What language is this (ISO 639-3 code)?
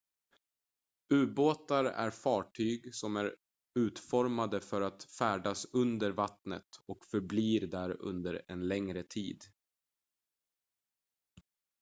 swe